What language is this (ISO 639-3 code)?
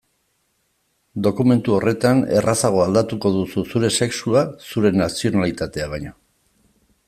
eus